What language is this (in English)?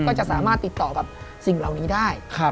Thai